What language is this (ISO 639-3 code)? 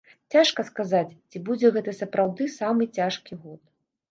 bel